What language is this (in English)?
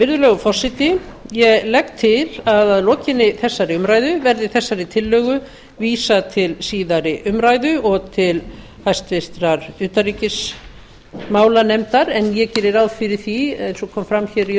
Icelandic